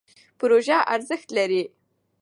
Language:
Pashto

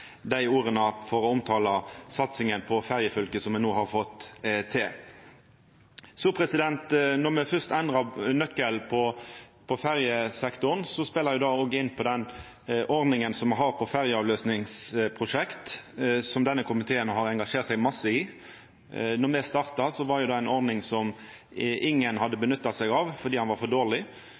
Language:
Norwegian Nynorsk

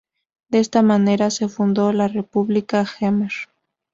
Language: Spanish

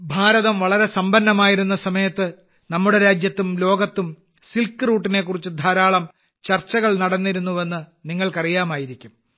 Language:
Malayalam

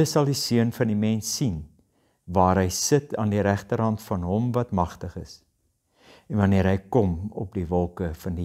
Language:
Dutch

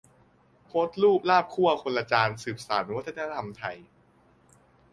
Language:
Thai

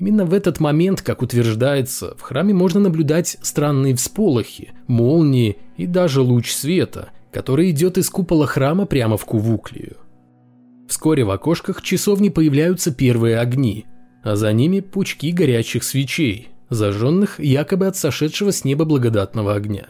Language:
Russian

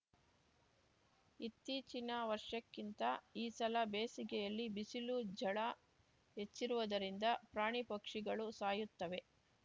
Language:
Kannada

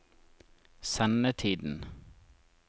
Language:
Norwegian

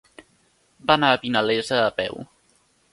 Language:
Catalan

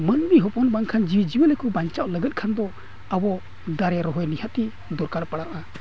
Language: Santali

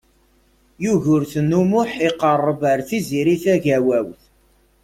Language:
Kabyle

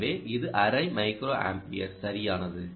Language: Tamil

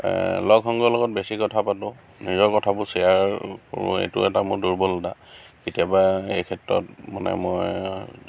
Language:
Assamese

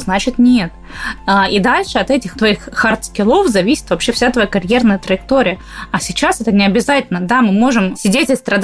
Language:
Russian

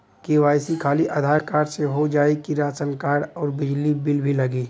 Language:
Bhojpuri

